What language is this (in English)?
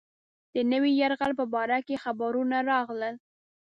Pashto